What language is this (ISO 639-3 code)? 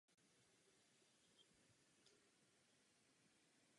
ces